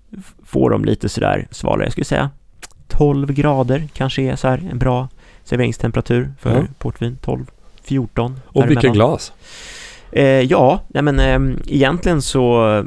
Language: Swedish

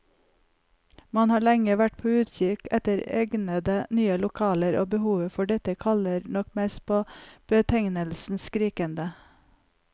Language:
Norwegian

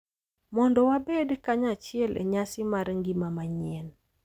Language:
Luo (Kenya and Tanzania)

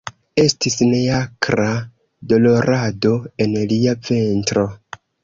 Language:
Esperanto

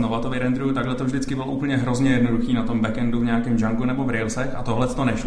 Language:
Czech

